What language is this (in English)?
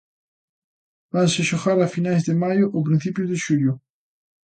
Galician